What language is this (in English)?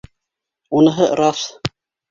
Bashkir